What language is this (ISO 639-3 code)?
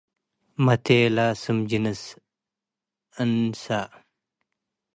tig